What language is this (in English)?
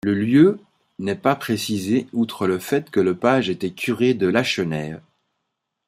French